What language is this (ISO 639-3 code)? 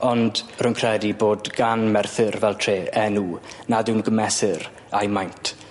cym